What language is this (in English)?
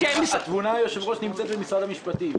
Hebrew